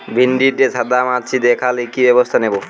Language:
Bangla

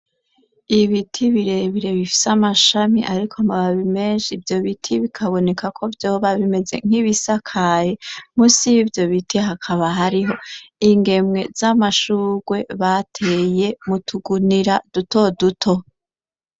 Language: Rundi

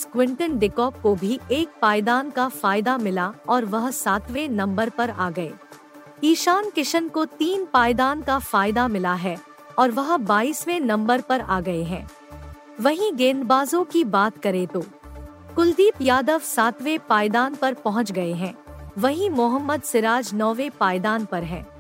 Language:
Hindi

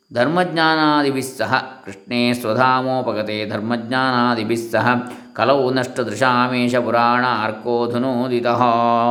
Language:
Kannada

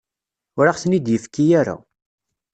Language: Kabyle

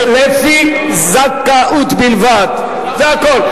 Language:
Hebrew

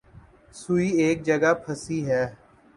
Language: Urdu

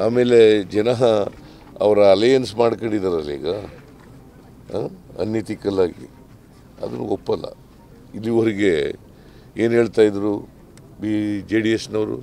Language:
Kannada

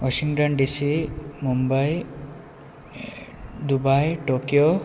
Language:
Konkani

